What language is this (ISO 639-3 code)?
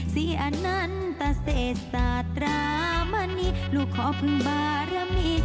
tha